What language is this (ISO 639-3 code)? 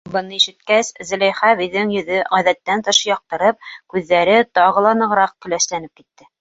bak